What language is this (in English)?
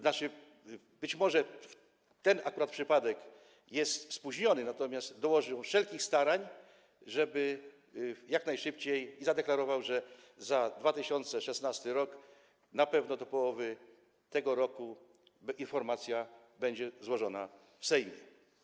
Polish